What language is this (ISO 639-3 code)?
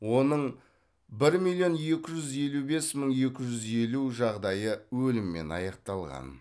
kaz